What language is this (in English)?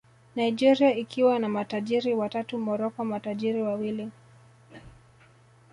Swahili